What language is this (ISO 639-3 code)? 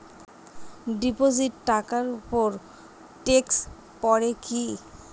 ben